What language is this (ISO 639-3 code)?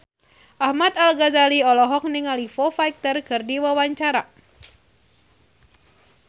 sun